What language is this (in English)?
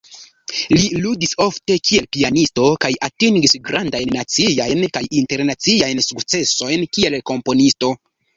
Esperanto